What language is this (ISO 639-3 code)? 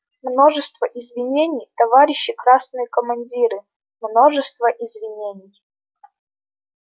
rus